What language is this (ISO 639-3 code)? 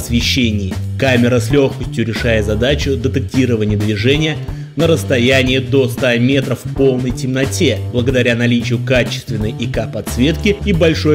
rus